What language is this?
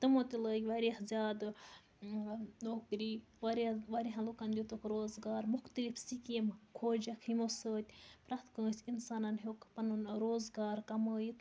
Kashmiri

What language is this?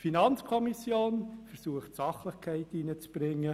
Swiss German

